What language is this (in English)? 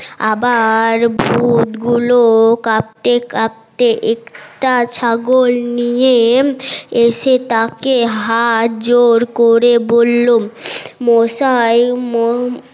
Bangla